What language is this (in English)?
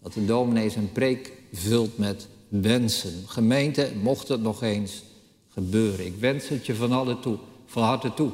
Dutch